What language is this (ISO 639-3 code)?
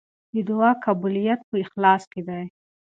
pus